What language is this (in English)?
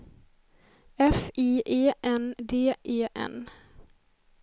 Swedish